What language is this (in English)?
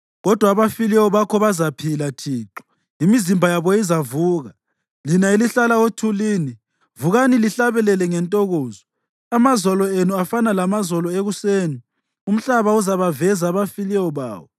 North Ndebele